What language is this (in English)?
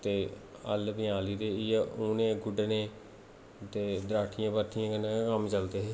Dogri